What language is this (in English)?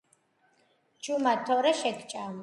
Georgian